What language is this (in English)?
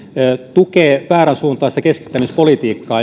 Finnish